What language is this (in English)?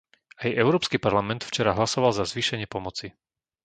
Slovak